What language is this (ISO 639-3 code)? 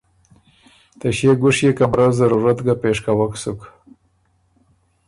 oru